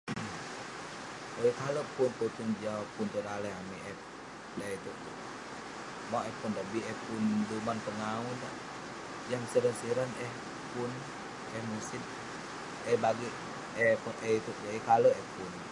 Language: Western Penan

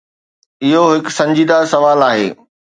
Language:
Sindhi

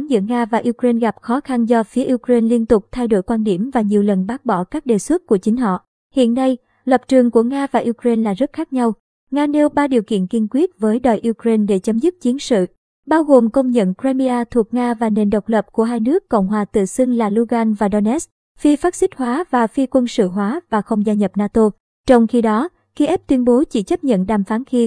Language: Vietnamese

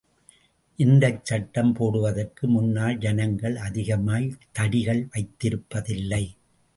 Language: Tamil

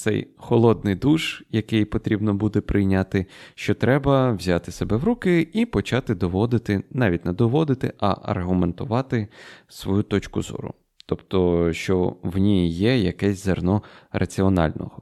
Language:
Ukrainian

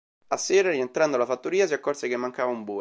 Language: Italian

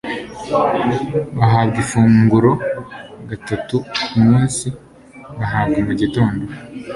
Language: Kinyarwanda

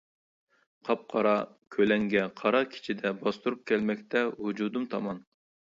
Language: Uyghur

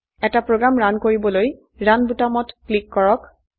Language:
Assamese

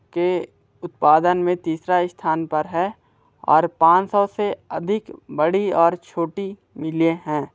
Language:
Hindi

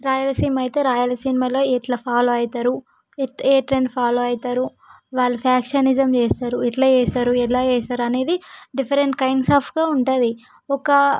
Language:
Telugu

